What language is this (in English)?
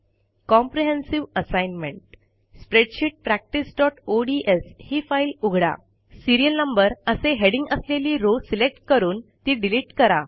Marathi